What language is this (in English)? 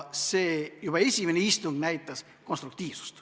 Estonian